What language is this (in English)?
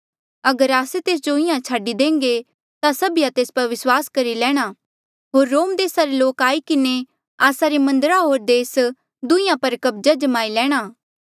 Mandeali